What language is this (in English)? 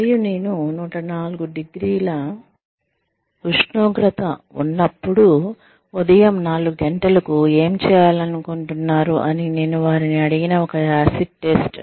Telugu